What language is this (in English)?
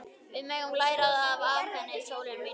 Icelandic